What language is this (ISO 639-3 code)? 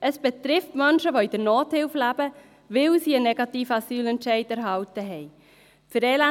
gsw